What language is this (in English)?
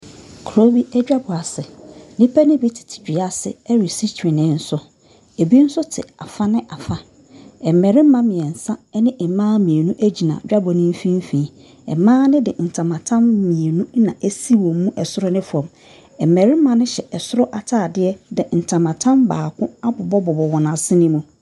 Akan